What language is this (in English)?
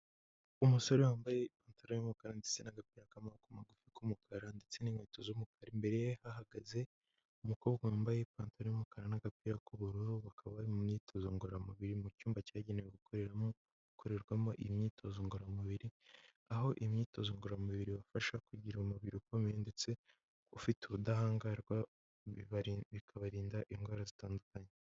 Kinyarwanda